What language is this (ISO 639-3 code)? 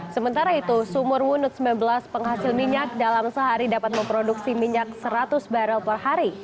ind